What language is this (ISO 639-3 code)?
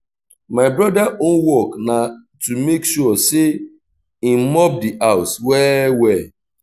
pcm